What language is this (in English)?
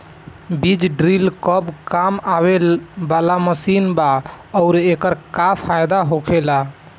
Bhojpuri